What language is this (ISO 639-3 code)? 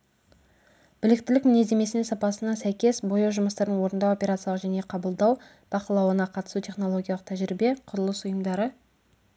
kaz